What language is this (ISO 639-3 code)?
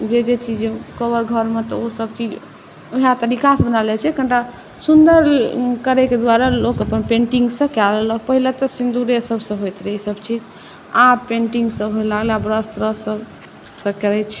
mai